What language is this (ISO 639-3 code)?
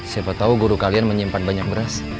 ind